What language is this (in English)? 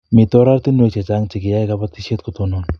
Kalenjin